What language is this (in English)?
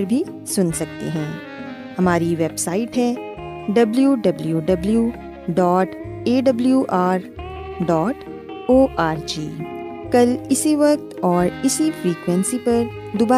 Urdu